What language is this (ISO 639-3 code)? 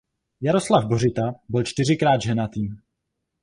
ces